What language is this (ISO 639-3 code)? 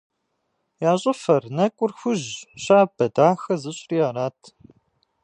kbd